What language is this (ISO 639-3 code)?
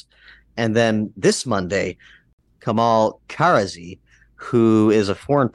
eng